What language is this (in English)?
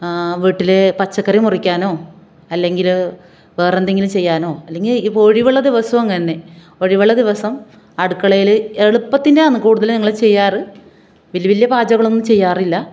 Malayalam